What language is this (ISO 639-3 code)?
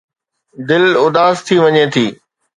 snd